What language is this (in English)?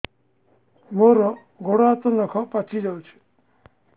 Odia